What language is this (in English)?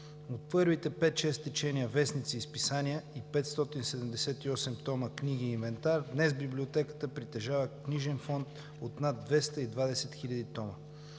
Bulgarian